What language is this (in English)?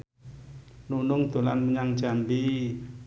Javanese